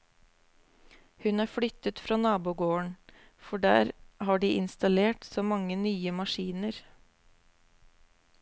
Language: Norwegian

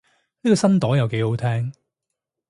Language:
Cantonese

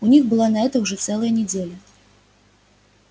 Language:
Russian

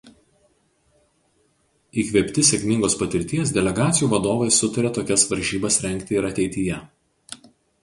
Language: Lithuanian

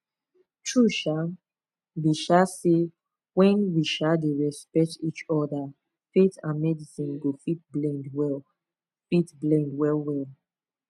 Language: Nigerian Pidgin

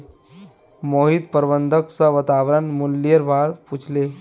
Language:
Magahi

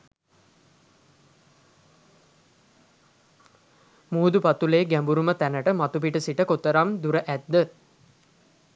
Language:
Sinhala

